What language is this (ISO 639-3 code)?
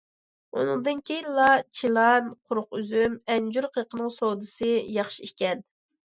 uig